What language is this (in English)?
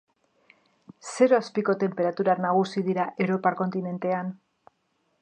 Basque